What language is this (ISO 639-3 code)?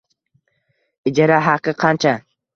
uzb